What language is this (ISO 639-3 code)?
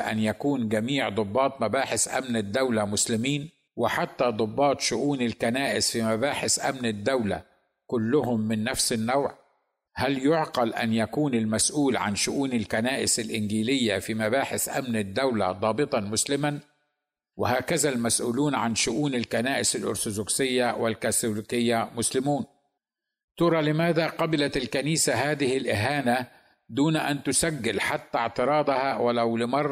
ara